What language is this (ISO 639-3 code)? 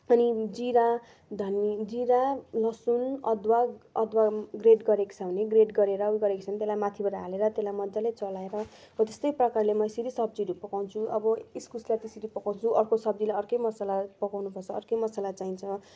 nep